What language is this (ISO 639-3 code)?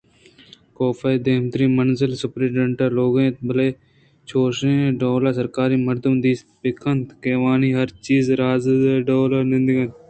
bgp